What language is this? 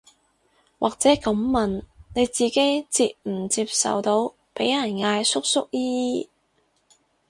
Cantonese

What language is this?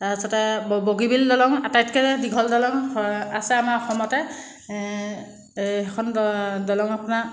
Assamese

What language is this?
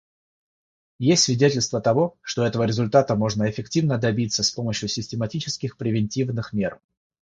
Russian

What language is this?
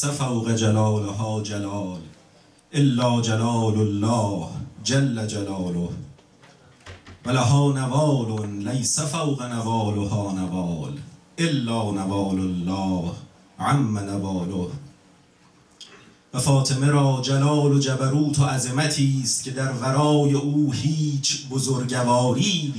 Persian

